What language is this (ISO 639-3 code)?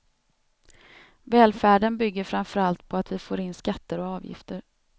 swe